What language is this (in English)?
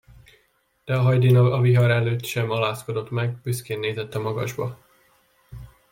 Hungarian